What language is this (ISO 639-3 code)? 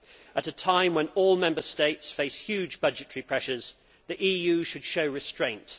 eng